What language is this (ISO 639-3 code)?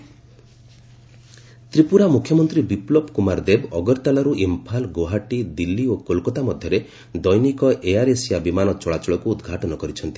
ori